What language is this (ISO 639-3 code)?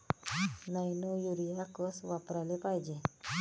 mar